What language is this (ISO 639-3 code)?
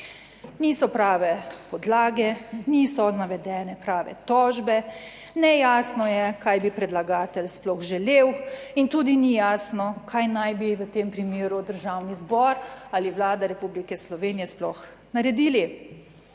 slv